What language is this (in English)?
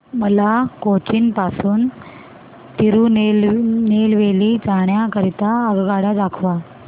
Marathi